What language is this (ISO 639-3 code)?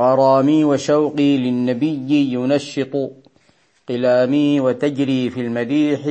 ara